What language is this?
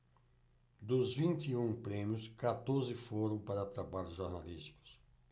Portuguese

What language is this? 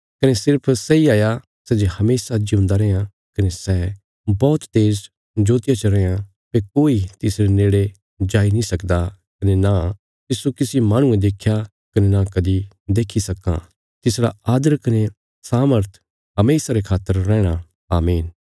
Bilaspuri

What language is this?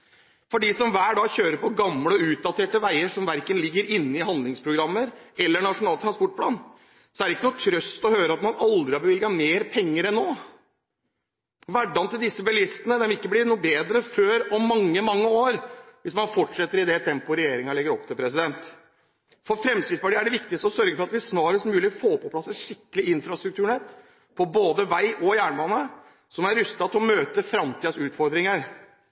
Norwegian Bokmål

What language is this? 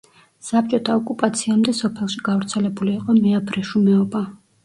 Georgian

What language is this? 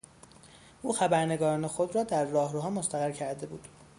Persian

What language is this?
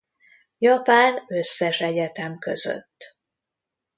Hungarian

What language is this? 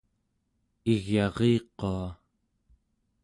Central Yupik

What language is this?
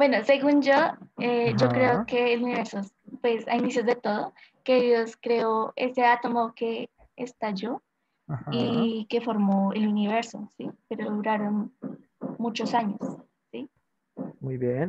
Spanish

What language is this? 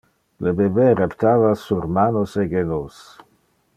Interlingua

